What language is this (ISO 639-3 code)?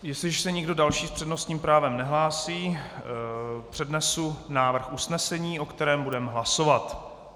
ces